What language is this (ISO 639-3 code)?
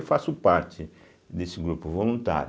por